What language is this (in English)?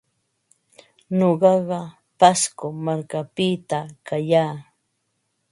Ambo-Pasco Quechua